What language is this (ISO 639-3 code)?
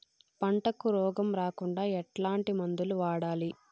tel